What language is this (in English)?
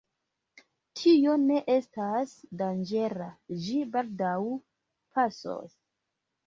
Esperanto